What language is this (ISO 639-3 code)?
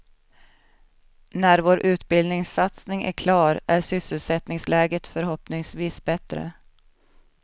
swe